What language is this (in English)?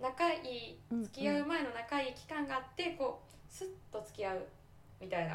Japanese